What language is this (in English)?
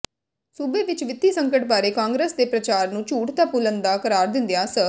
Punjabi